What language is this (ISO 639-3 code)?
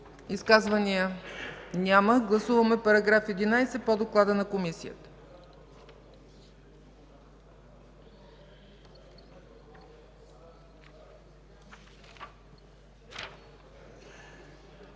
bul